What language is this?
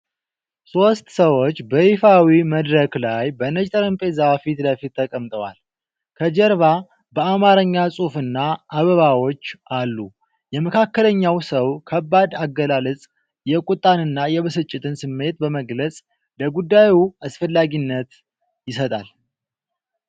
Amharic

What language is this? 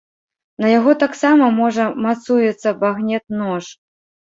Belarusian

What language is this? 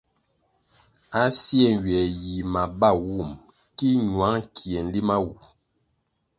Kwasio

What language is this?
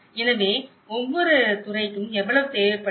Tamil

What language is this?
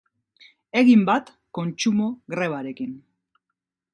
Basque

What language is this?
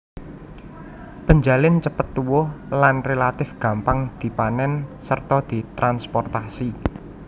Javanese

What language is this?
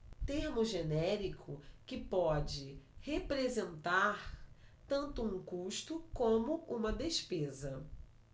Portuguese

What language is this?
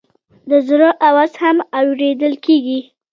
Pashto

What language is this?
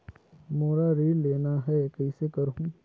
Chhattisgarhi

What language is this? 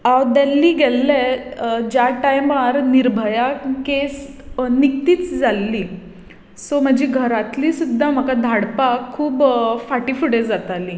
Konkani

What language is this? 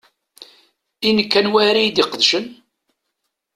Kabyle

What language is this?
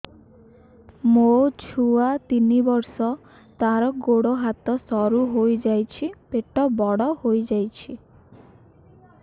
Odia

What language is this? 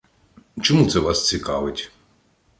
Ukrainian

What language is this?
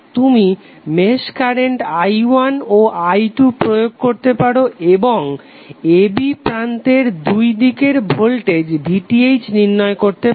Bangla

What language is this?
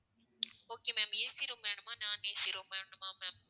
Tamil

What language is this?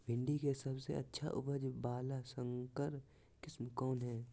Magahi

